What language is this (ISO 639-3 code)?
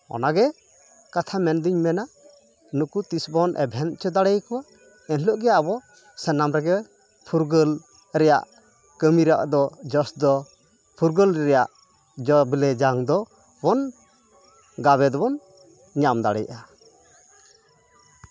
sat